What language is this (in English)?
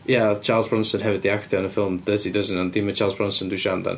Welsh